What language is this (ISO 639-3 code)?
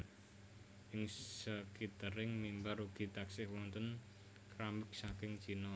jav